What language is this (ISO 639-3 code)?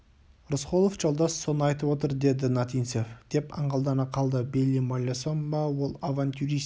kaz